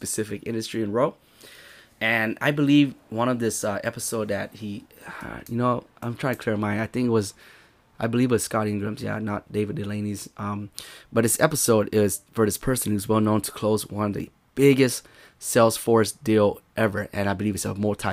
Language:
English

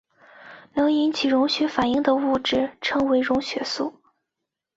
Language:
Chinese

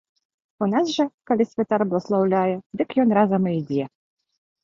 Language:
Belarusian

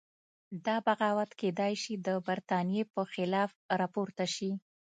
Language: Pashto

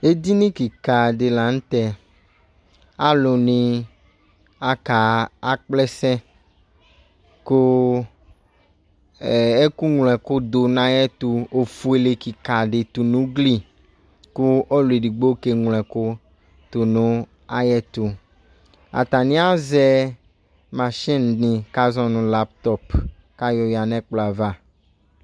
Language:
Ikposo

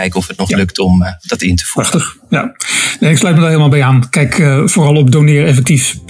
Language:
Dutch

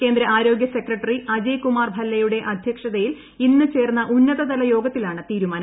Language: Malayalam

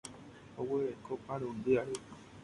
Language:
Guarani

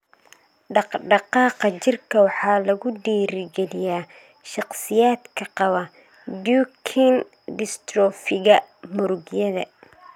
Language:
Somali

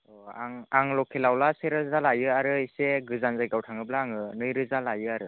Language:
Bodo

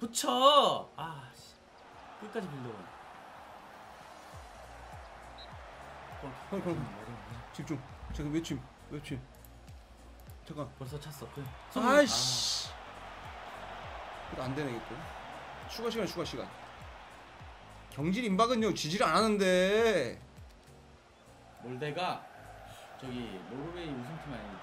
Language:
Korean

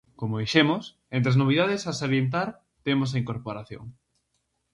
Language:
Galician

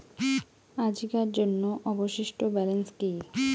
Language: Bangla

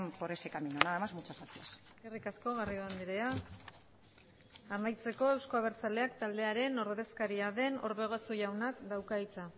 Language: Basque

